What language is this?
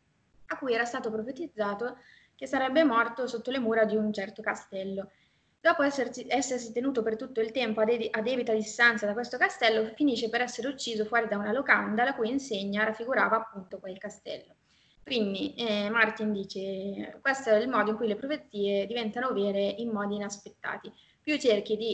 Italian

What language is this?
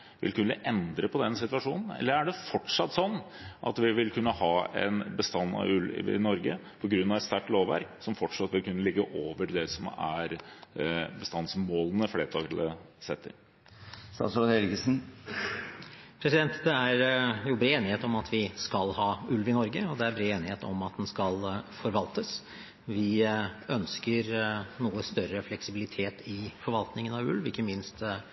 Norwegian Bokmål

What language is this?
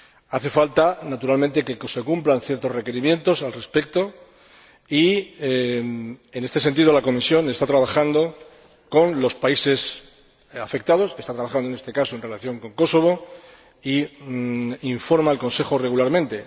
Spanish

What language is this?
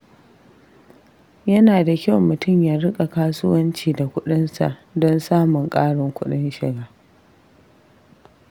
Hausa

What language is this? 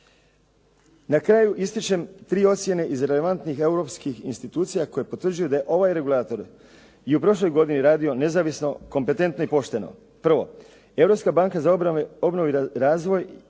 Croatian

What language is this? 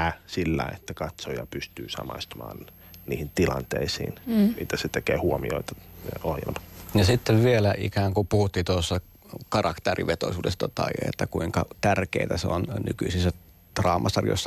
Finnish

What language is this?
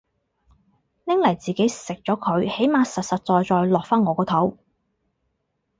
Cantonese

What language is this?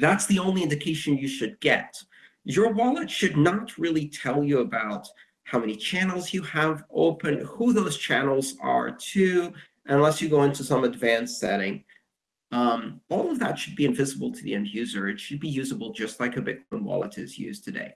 English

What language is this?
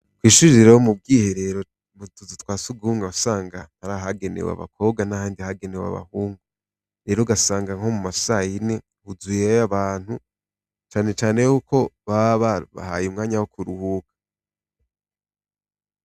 Rundi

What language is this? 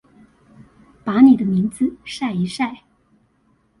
Chinese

